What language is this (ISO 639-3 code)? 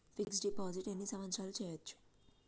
tel